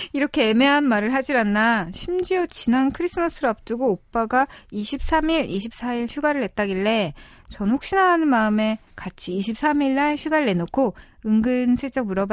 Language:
Korean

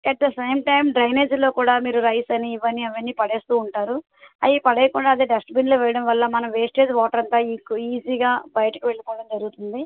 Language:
Telugu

